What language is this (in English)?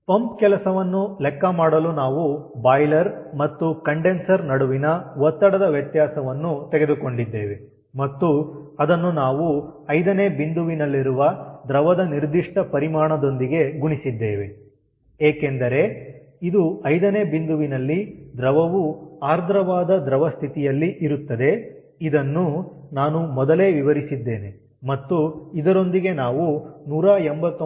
Kannada